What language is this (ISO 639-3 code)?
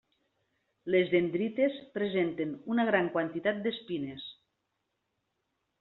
cat